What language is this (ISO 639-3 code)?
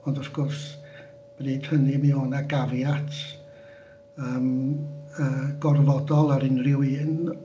cym